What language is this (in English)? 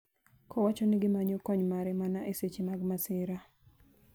Luo (Kenya and Tanzania)